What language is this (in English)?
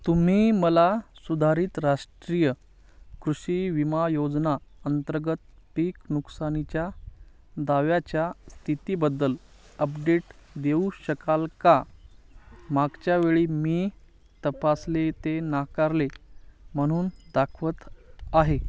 Marathi